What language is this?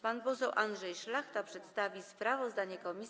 Polish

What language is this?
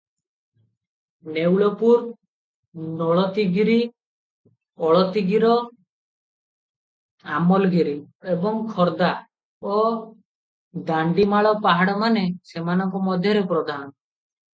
Odia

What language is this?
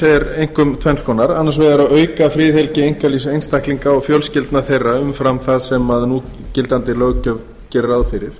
Icelandic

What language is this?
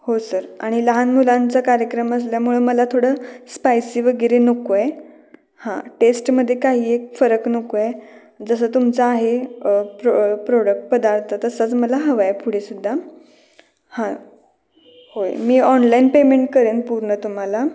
Marathi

